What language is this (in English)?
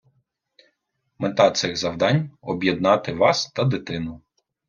Ukrainian